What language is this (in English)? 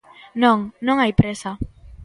Galician